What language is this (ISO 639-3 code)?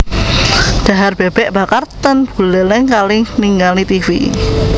jav